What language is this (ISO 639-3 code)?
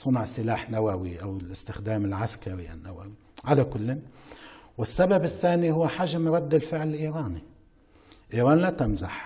ara